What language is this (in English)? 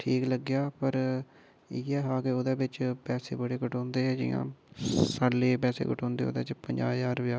Dogri